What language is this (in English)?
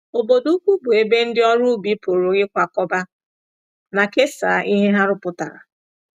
Igbo